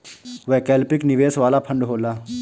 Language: Bhojpuri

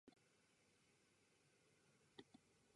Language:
Japanese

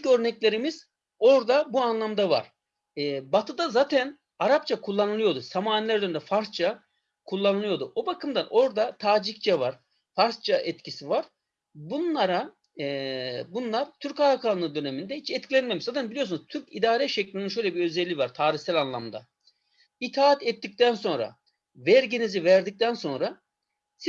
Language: Turkish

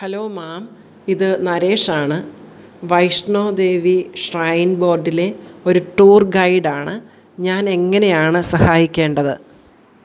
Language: Malayalam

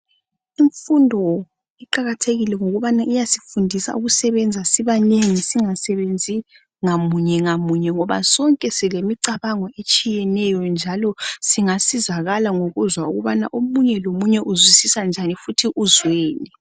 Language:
North Ndebele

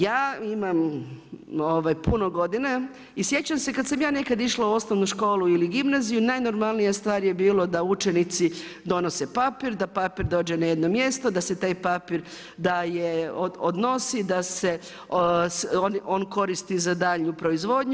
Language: Croatian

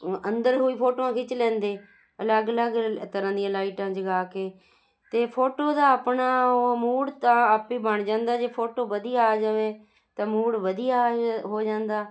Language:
Punjabi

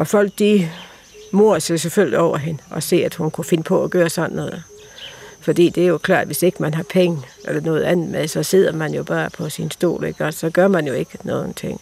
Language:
Danish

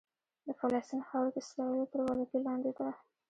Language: Pashto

